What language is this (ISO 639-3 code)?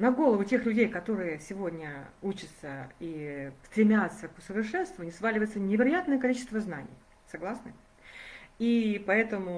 rus